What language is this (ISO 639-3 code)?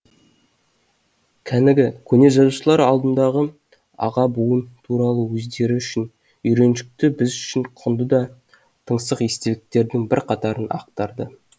kaz